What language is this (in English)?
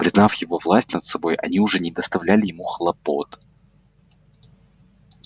Russian